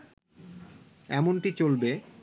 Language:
Bangla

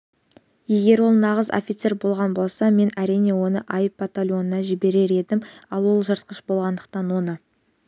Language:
Kazakh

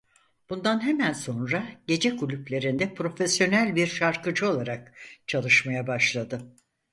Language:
Turkish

